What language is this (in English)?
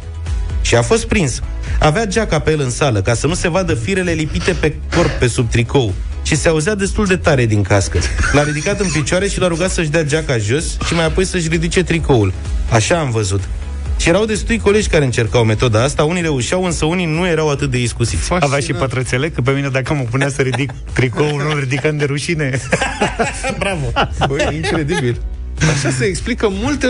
Romanian